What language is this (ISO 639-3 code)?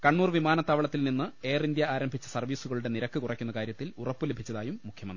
mal